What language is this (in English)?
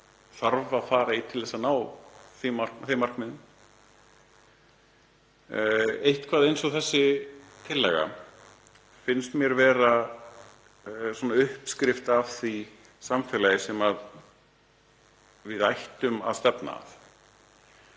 Icelandic